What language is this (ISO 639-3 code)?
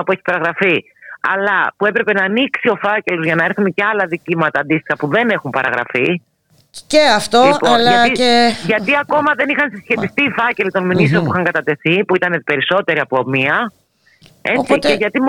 ell